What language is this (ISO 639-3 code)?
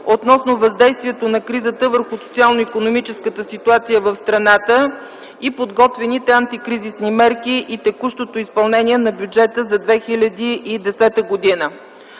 bul